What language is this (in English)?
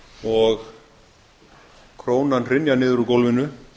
Icelandic